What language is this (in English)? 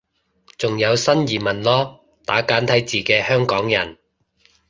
Cantonese